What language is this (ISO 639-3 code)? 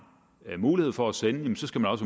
dan